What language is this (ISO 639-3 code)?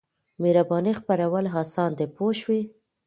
pus